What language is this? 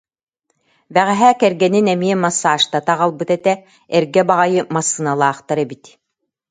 Yakut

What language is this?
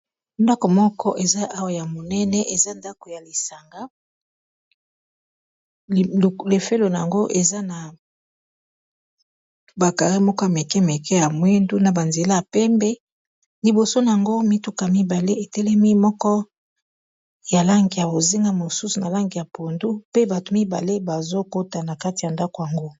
Lingala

